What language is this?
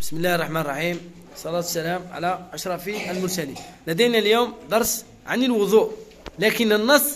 Arabic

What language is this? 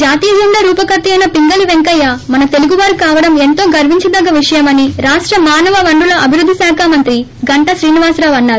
Telugu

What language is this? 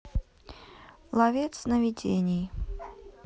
Russian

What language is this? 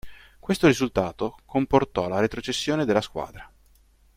Italian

